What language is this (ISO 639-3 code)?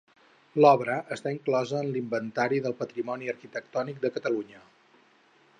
cat